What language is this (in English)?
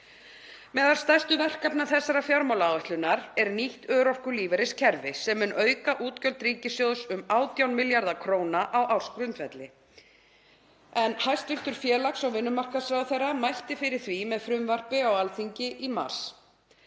Icelandic